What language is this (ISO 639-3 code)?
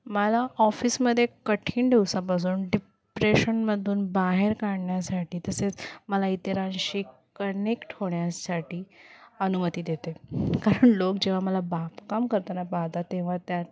mar